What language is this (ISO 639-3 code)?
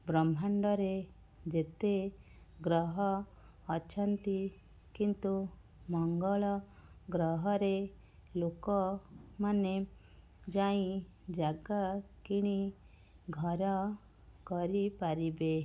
ori